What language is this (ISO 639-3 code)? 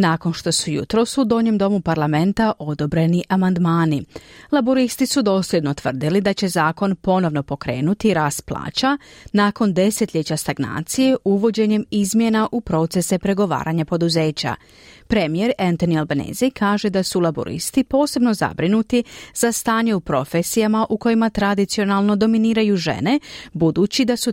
hrv